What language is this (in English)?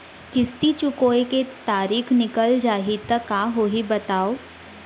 Chhattisgarhi